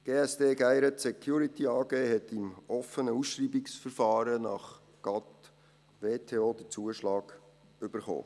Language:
Swiss German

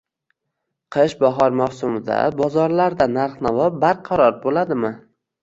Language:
Uzbek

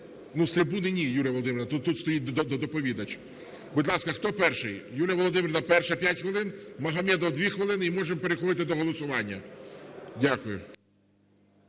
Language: Ukrainian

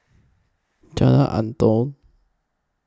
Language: English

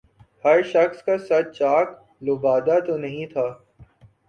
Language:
Urdu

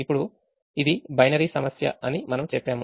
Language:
Telugu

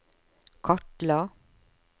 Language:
Norwegian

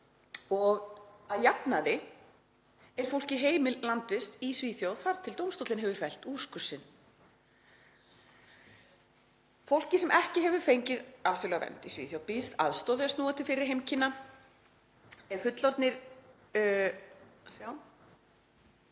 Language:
Icelandic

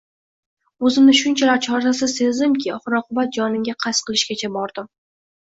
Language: Uzbek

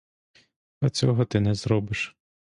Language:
Ukrainian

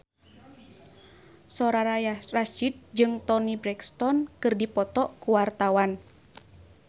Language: Sundanese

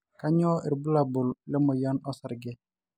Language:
Masai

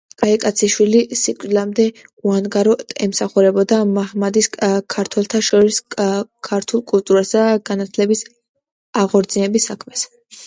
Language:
Georgian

